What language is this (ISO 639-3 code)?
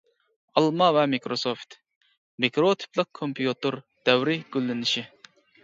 uig